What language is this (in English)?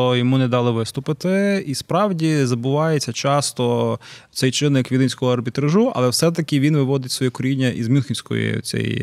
Ukrainian